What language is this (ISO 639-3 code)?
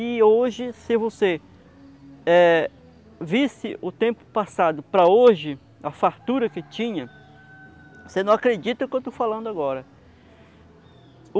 por